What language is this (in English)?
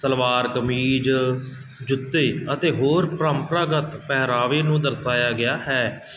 Punjabi